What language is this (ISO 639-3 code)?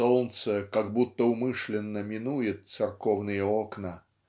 rus